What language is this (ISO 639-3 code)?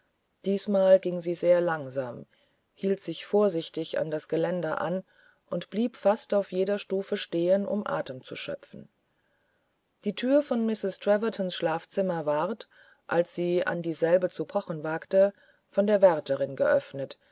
deu